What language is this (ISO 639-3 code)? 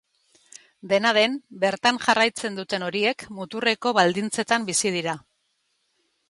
eus